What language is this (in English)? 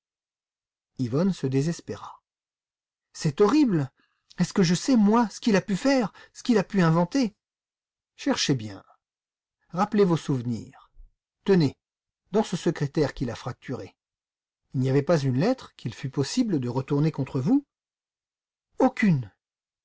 French